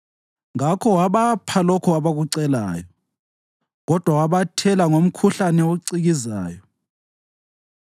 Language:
North Ndebele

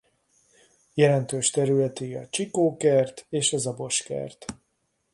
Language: Hungarian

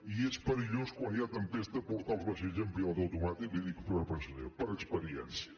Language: Catalan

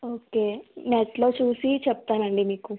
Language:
Telugu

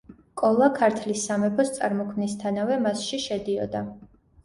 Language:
Georgian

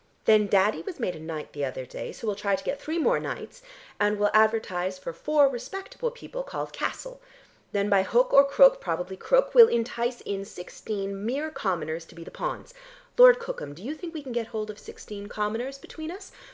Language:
English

